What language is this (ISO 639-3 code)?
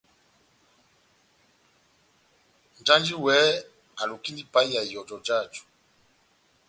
bnm